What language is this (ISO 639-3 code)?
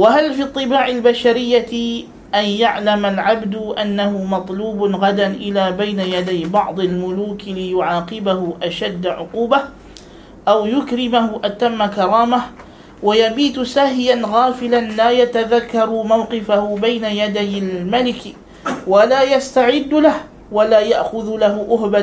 msa